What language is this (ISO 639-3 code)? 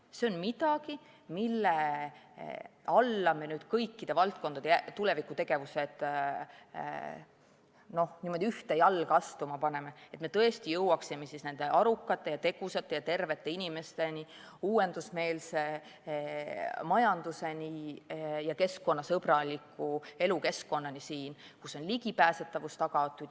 est